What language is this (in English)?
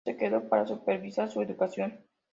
Spanish